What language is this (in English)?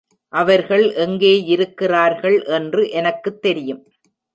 Tamil